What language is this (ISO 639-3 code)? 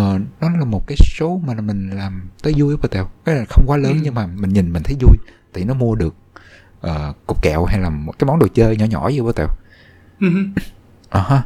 vie